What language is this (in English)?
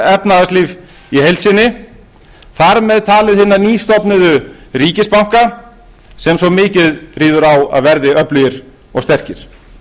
Icelandic